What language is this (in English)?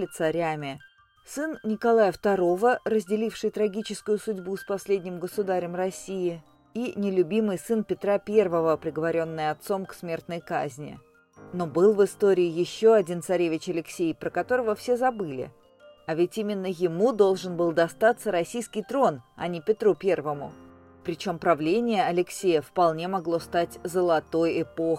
Russian